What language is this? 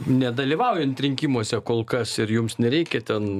Lithuanian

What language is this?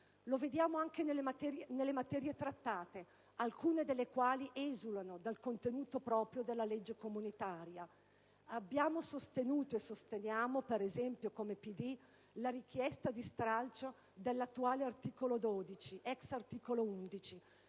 Italian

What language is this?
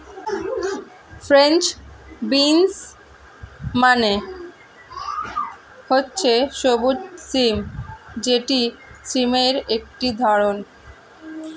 Bangla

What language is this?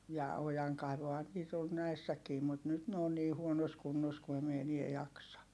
Finnish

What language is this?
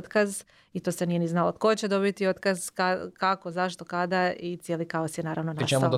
Croatian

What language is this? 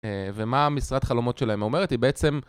Hebrew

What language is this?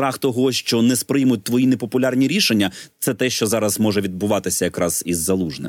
Ukrainian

